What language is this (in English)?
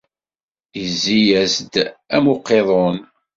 Kabyle